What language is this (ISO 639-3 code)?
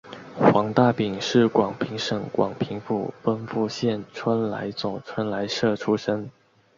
zho